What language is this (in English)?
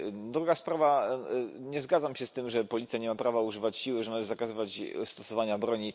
Polish